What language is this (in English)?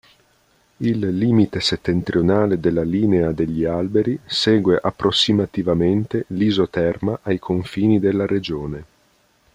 Italian